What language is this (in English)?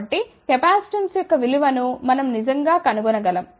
Telugu